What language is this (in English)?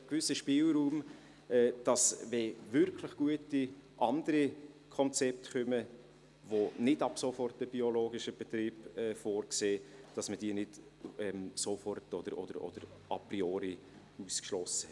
Swiss German